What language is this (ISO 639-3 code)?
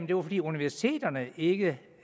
dan